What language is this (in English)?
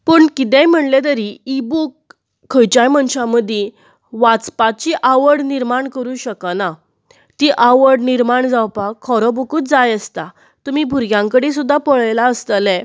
Konkani